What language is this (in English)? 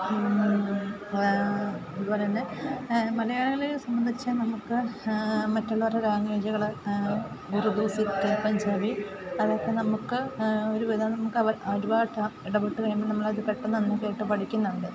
Malayalam